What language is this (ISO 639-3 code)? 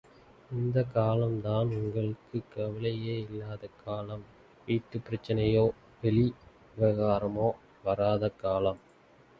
tam